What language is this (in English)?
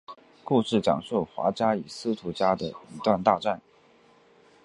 Chinese